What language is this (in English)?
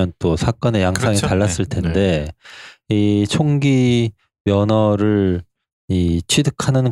Korean